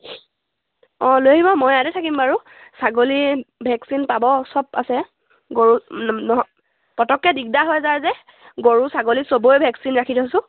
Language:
Assamese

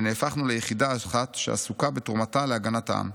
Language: Hebrew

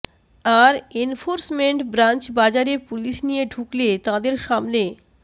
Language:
Bangla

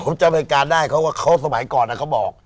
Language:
Thai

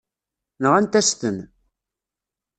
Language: Kabyle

